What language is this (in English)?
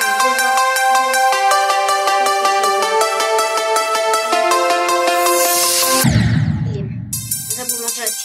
Russian